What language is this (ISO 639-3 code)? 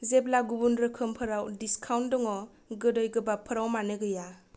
brx